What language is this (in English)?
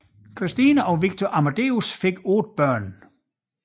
Danish